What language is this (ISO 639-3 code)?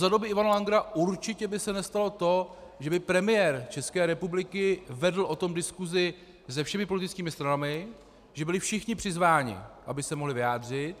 ces